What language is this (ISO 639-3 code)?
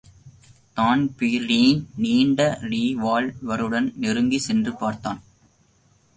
tam